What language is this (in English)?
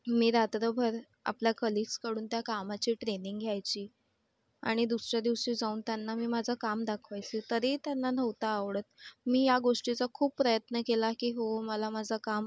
Marathi